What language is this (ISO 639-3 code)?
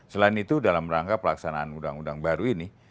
ind